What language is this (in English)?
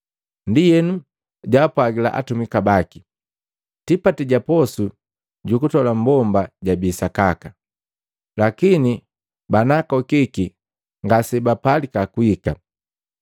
Matengo